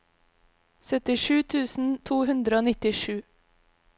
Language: Norwegian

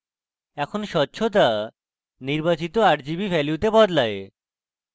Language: Bangla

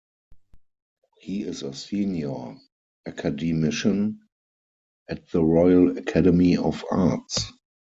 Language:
English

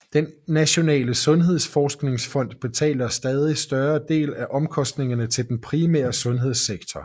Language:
Danish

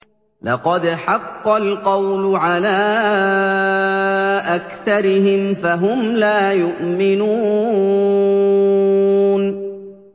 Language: Arabic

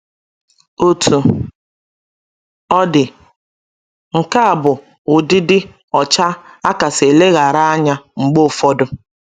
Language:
Igbo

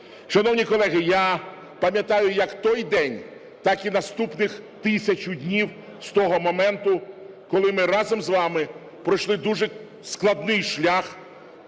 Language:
Ukrainian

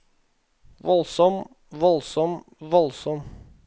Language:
Norwegian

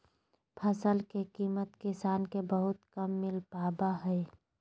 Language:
Magahi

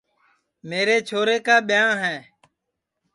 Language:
Sansi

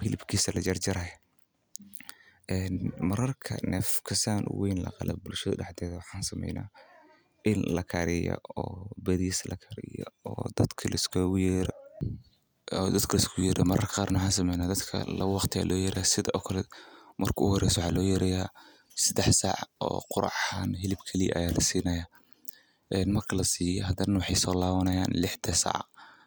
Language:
Somali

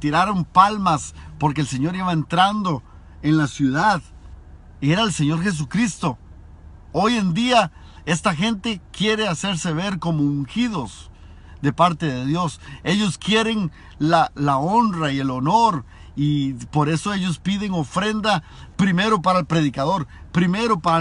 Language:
Spanish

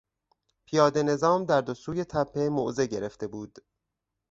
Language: Persian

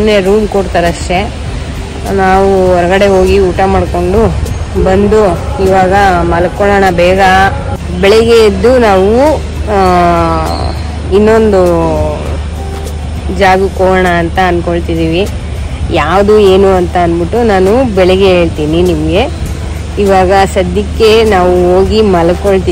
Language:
Thai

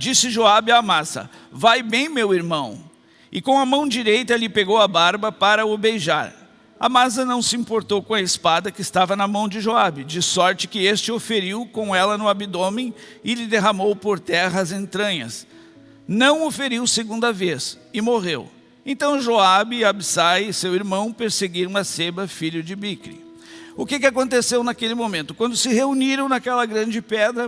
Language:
Portuguese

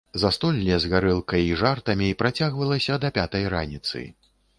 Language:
Belarusian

